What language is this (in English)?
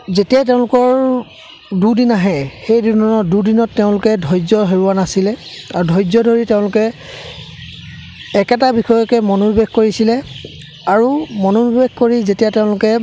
Assamese